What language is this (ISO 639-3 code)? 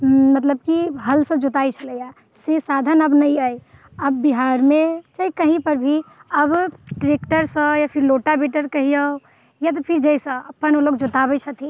mai